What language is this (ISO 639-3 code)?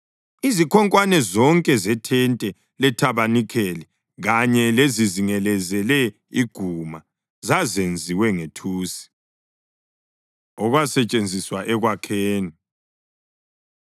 nde